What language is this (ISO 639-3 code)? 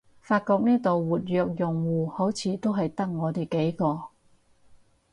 yue